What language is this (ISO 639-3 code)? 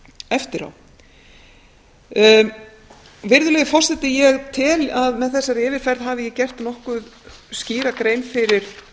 isl